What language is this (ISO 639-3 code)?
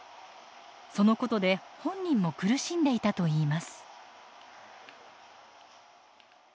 jpn